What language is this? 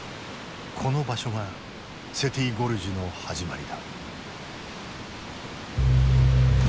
Japanese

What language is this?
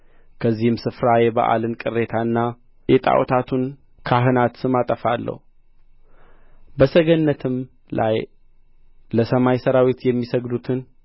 Amharic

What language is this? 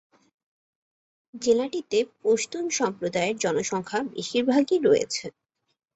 Bangla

